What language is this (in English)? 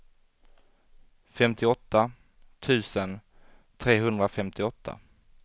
Swedish